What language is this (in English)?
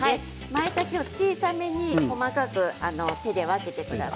Japanese